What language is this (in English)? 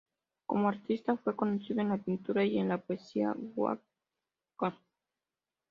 Spanish